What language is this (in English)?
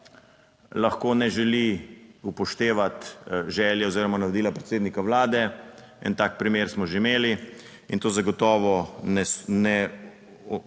Slovenian